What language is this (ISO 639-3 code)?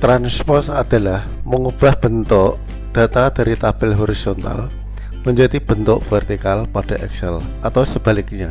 ind